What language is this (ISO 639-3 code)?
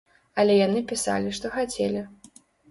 bel